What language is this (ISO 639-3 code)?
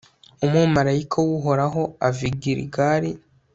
kin